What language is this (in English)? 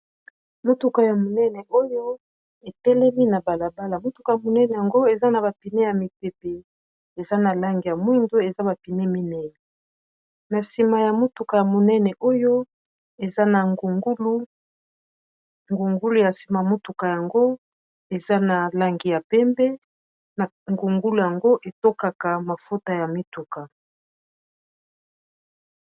Lingala